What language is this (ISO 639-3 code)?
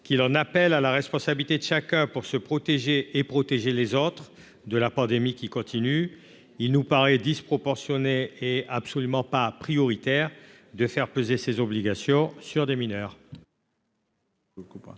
fra